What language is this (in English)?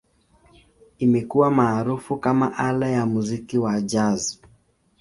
Swahili